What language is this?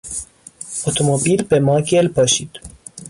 Persian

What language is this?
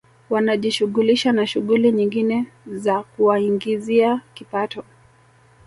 Swahili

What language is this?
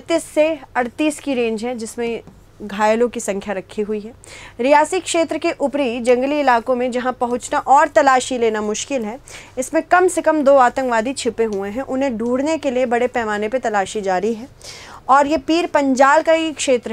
Hindi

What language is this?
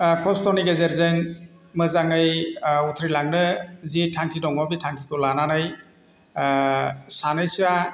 Bodo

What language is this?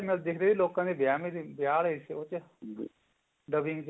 Punjabi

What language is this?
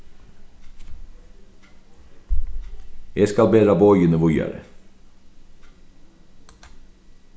Faroese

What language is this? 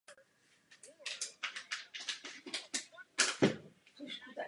Czech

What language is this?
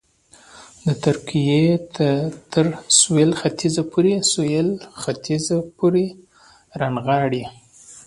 Pashto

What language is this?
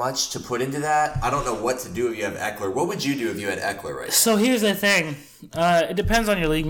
English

